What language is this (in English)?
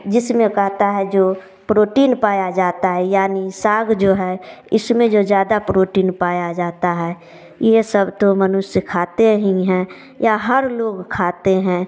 Hindi